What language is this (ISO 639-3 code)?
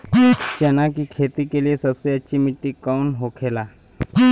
bho